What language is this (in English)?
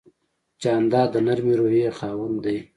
Pashto